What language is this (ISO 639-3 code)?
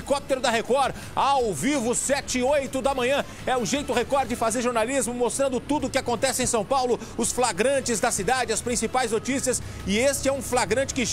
por